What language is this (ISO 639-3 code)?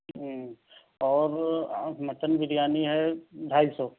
urd